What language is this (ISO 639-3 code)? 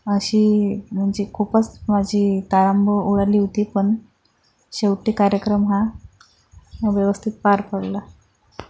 mar